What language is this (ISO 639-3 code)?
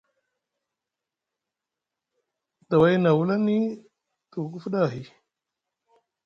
mug